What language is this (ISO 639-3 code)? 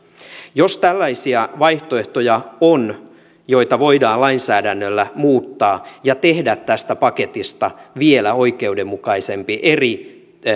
fin